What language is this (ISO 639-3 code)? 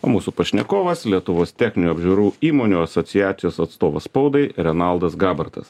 lit